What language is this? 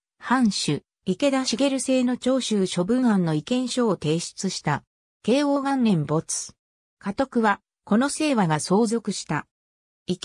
Japanese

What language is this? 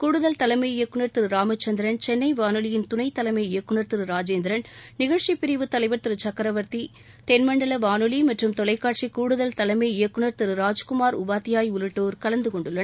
Tamil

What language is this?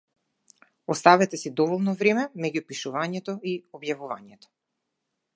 Macedonian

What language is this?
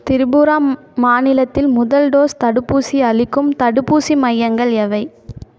Tamil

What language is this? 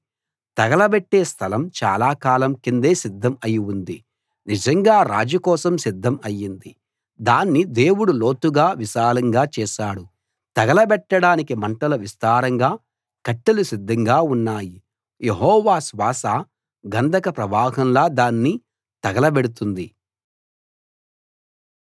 Telugu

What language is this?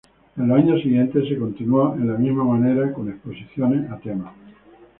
Spanish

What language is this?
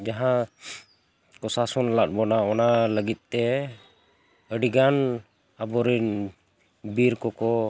Santali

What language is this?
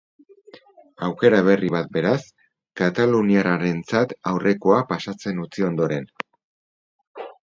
Basque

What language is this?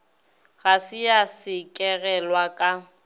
Northern Sotho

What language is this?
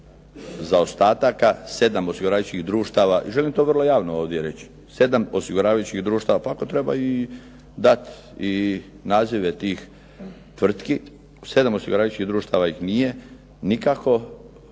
Croatian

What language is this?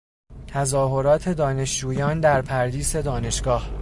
Persian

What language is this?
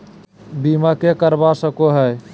Magahi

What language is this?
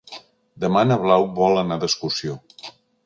Catalan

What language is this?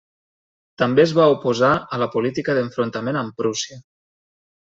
Catalan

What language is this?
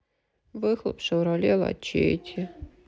Russian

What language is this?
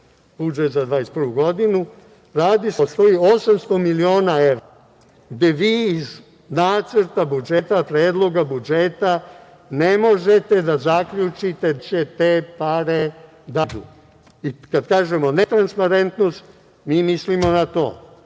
Serbian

